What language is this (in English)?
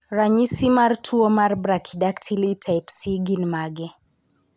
Luo (Kenya and Tanzania)